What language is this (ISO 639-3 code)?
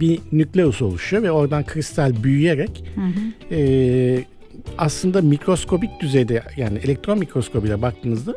tur